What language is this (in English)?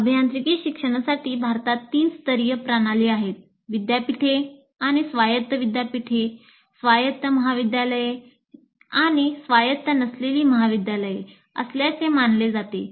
Marathi